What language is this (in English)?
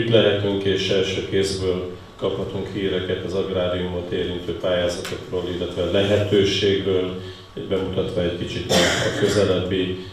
Hungarian